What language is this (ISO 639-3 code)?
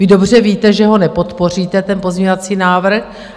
ces